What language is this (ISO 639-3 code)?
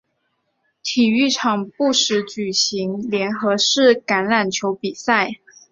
zho